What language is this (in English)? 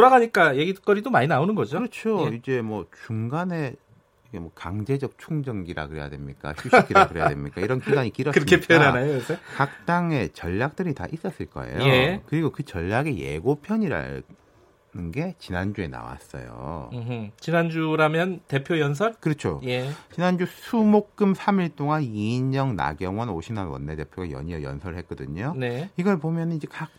Korean